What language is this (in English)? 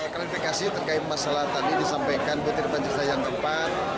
Indonesian